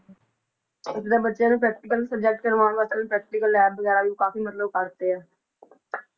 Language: Punjabi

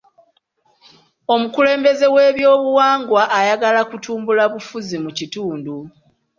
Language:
Ganda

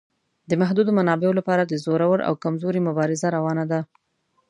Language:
Pashto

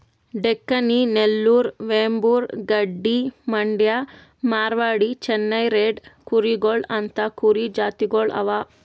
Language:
Kannada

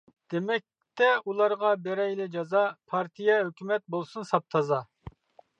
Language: Uyghur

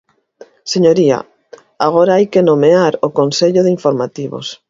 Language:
Galician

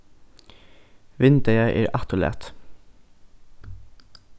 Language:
Faroese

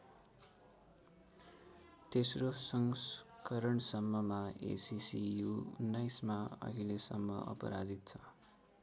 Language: Nepali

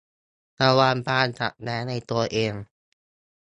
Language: Thai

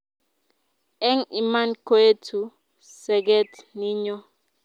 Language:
Kalenjin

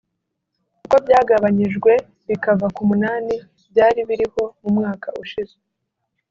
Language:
Kinyarwanda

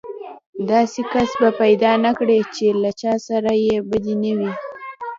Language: Pashto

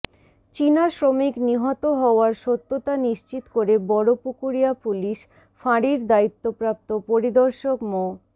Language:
Bangla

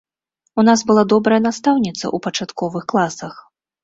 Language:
Belarusian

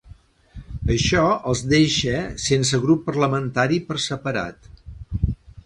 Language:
Catalan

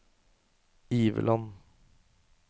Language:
Norwegian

